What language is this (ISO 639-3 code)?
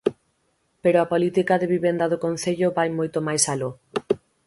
glg